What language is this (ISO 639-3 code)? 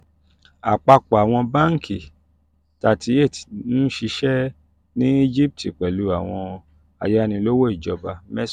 yor